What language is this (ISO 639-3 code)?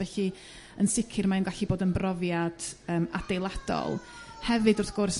cym